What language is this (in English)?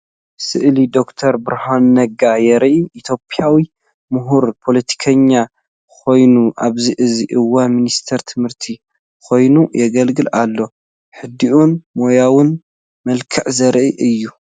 Tigrinya